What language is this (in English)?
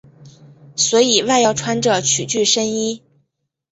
Chinese